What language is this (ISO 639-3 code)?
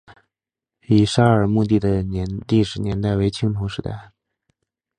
zho